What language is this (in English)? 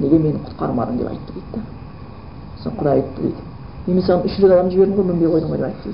Bulgarian